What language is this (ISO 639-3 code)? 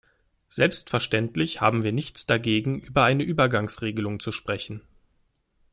deu